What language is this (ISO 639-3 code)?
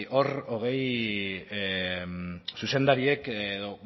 eus